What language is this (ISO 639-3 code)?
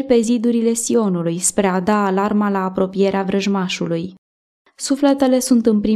ron